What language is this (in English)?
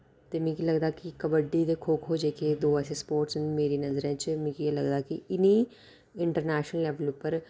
Dogri